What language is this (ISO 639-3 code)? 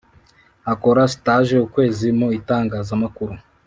kin